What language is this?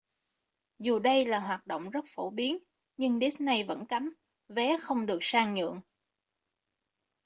Vietnamese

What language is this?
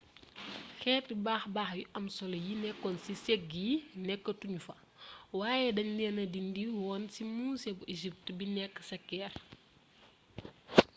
Wolof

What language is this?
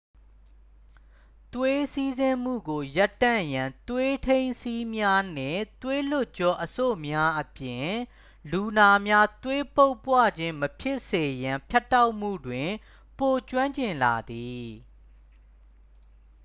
Burmese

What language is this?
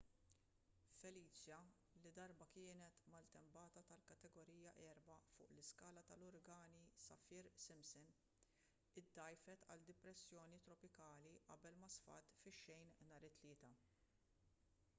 Maltese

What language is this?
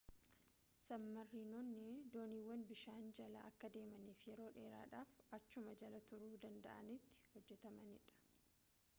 Oromo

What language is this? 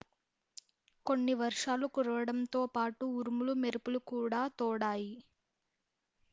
Telugu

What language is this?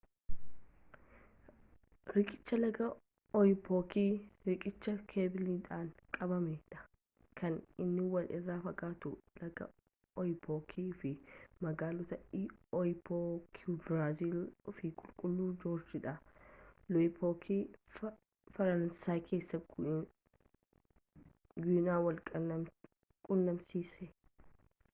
Oromo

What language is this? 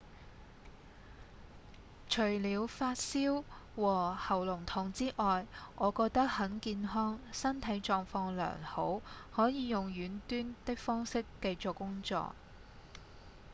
Cantonese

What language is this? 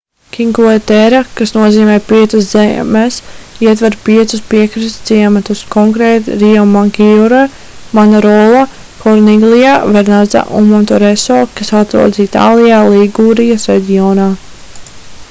Latvian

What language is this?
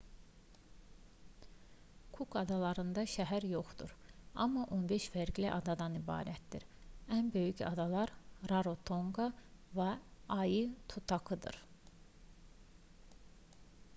Azerbaijani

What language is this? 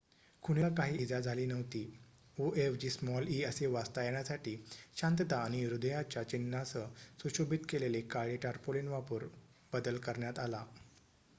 Marathi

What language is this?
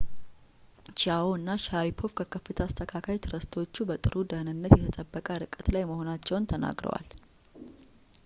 Amharic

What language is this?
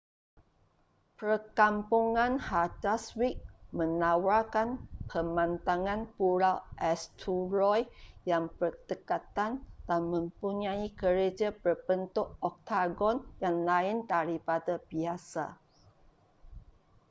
Malay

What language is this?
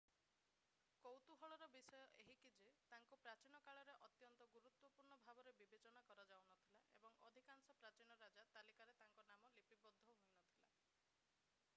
Odia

